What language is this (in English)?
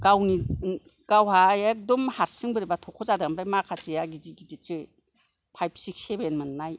Bodo